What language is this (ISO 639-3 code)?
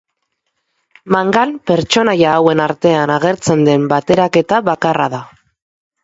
eus